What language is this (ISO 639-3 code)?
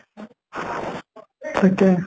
asm